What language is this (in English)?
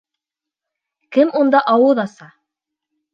Bashkir